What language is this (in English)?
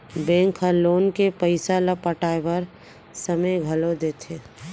Chhattisgarhi